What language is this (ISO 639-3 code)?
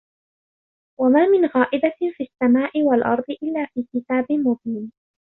ara